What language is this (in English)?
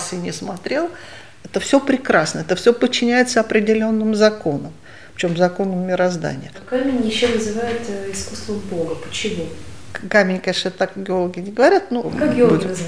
Russian